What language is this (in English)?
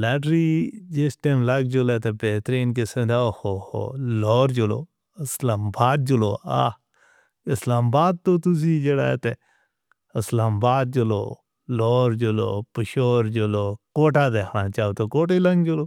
Northern Hindko